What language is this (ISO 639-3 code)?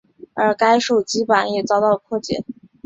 zho